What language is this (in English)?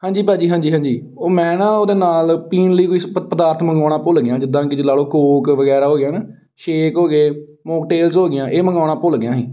Punjabi